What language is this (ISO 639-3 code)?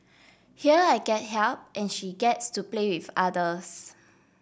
eng